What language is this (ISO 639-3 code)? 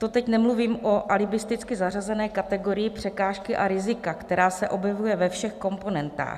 ces